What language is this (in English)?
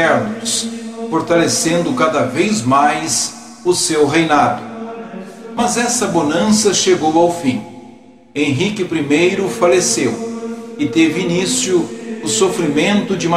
Portuguese